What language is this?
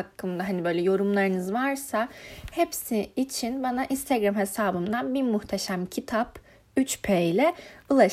Turkish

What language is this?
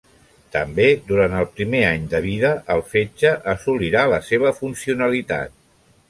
Catalan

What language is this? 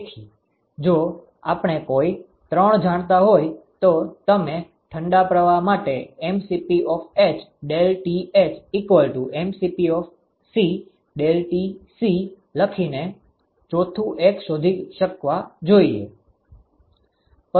Gujarati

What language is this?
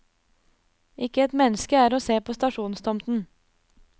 Norwegian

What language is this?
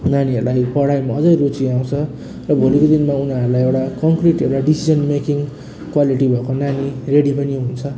Nepali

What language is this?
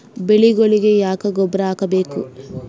Kannada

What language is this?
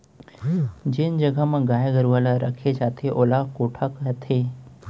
Chhattisgarhi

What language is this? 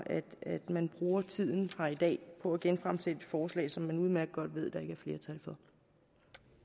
Danish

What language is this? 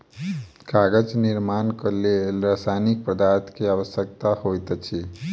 Maithili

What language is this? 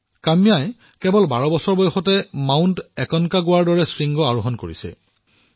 Assamese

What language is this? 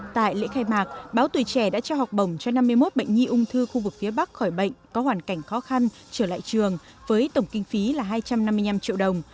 Vietnamese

